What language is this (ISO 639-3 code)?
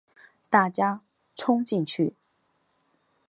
zho